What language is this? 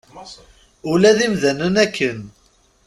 Kabyle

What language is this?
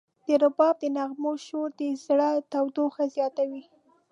Pashto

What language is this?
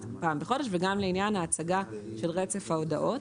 Hebrew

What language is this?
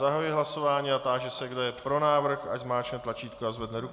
Czech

